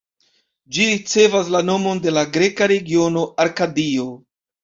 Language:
Esperanto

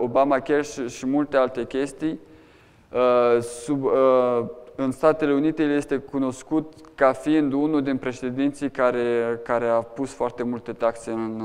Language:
Romanian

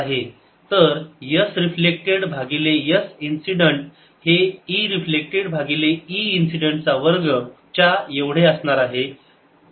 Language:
Marathi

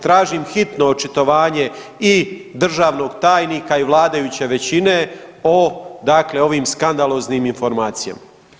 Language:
Croatian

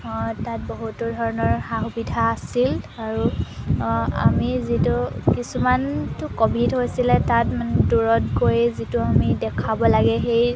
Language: Assamese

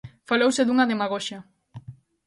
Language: Galician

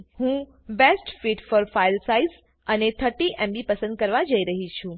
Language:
Gujarati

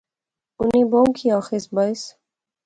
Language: Pahari-Potwari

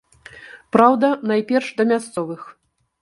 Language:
Belarusian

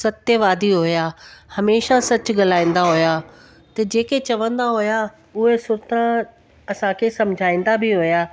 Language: Sindhi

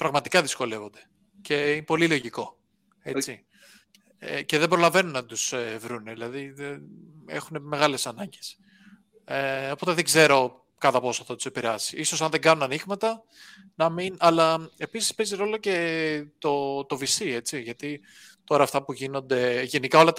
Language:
Greek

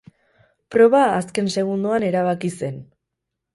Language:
Basque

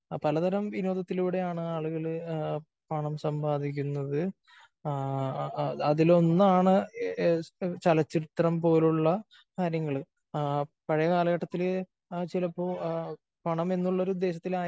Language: Malayalam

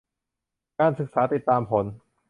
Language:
Thai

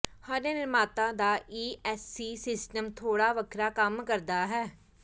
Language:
Punjabi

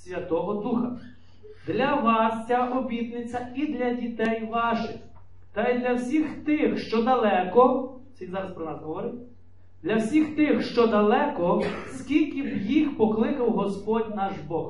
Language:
Ukrainian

